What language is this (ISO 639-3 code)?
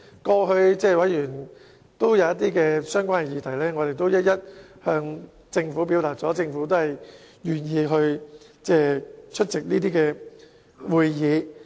yue